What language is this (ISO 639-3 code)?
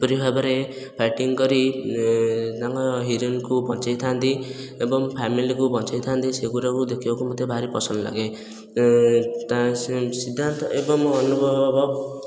ori